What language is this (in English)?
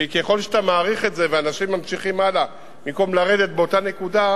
Hebrew